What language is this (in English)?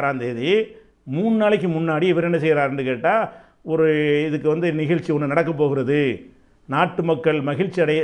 Romanian